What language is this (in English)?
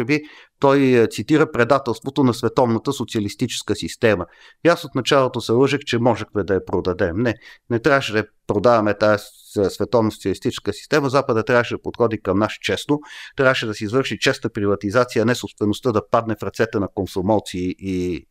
Bulgarian